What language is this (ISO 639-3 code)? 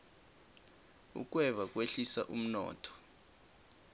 nbl